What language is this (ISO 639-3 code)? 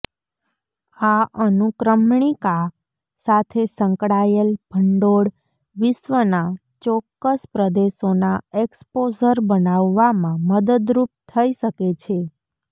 guj